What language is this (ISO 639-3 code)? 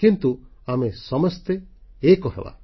ori